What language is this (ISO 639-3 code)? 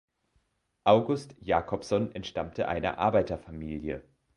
deu